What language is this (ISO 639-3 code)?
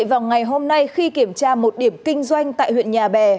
vie